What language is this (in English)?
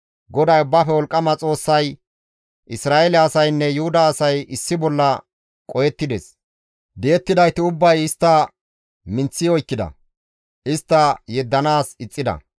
Gamo